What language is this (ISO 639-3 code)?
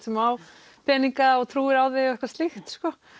isl